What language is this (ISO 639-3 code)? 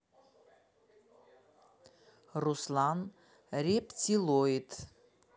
rus